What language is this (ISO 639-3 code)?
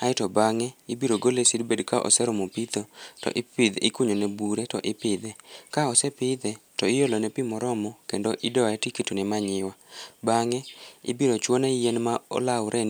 luo